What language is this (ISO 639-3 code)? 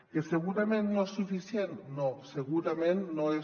cat